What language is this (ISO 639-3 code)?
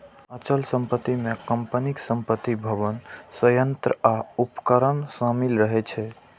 mai